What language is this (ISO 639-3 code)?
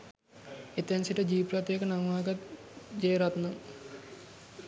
sin